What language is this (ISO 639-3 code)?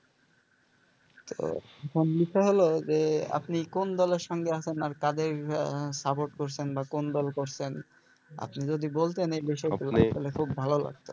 ben